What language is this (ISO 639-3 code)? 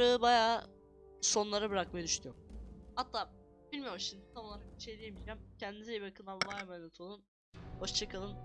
tur